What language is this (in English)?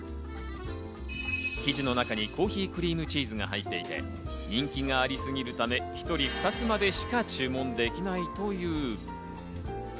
Japanese